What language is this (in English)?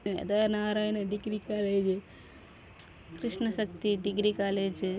Telugu